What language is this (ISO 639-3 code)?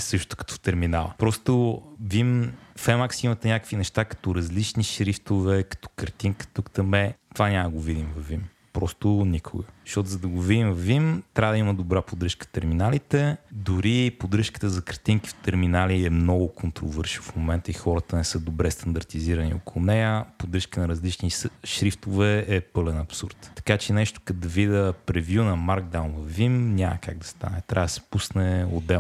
bul